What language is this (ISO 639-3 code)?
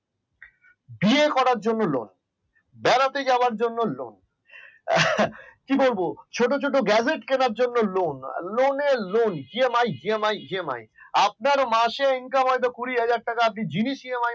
ben